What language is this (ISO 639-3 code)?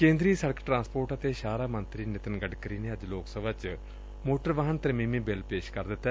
pan